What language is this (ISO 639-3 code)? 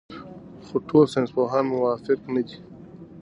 pus